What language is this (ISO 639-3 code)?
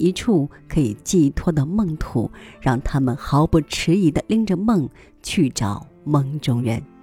zho